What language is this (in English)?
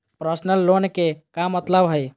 Magahi